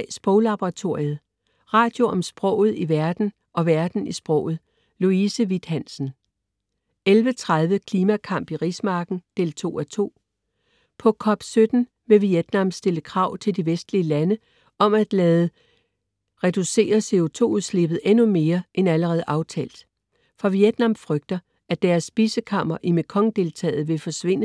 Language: Danish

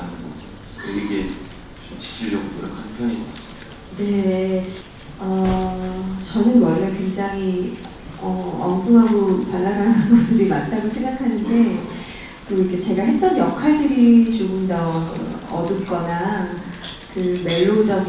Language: Korean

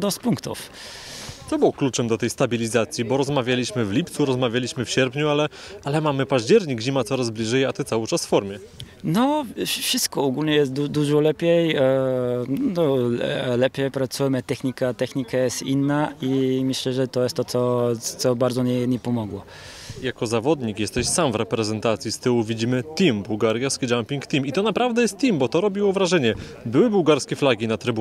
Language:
Polish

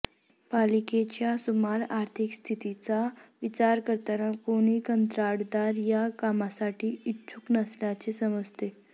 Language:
Marathi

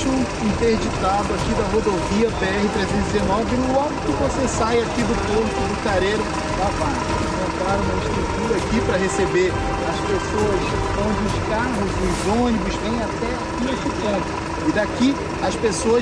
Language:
Portuguese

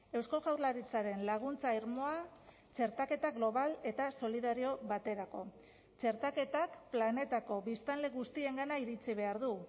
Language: Basque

